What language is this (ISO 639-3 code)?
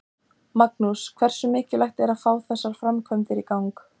isl